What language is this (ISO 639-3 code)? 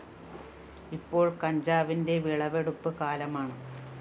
mal